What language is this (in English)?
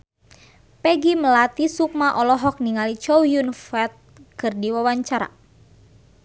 Sundanese